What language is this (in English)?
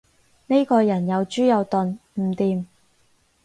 Cantonese